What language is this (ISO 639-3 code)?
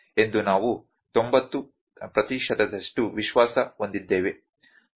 kan